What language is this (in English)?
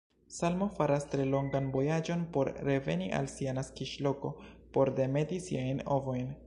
Esperanto